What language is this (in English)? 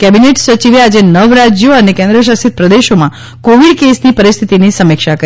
Gujarati